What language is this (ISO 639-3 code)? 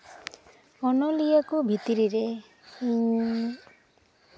sat